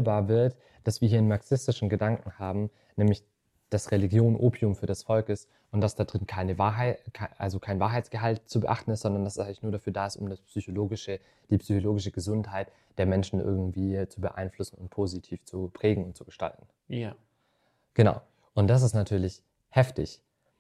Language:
German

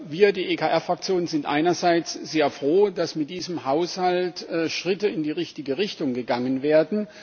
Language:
German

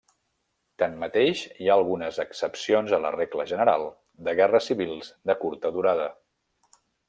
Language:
Catalan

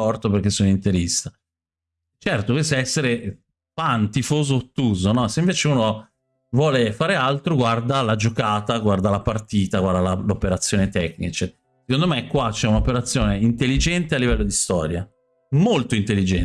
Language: Italian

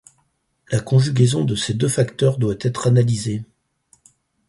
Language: French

